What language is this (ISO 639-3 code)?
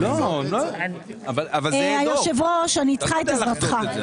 heb